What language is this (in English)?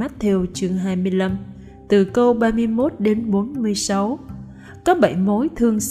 Vietnamese